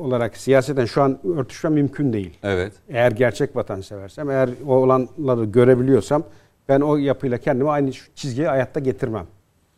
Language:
Turkish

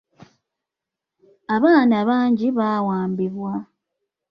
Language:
Ganda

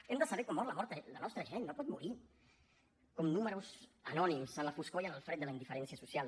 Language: Catalan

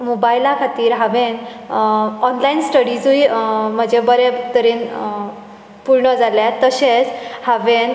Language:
Konkani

